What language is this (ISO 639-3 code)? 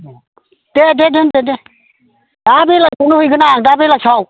brx